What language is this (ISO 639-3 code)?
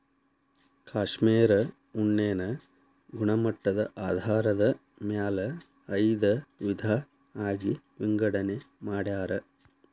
kan